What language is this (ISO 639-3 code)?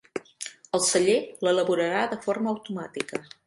cat